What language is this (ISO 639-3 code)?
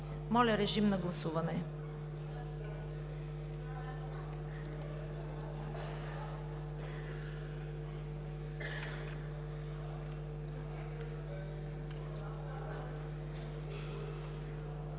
bul